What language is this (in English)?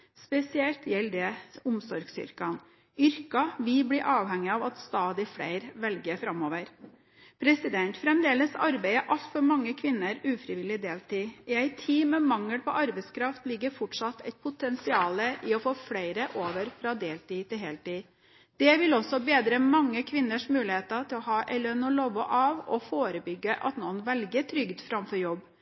Norwegian Bokmål